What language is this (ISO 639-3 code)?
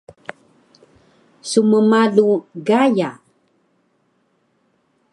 trv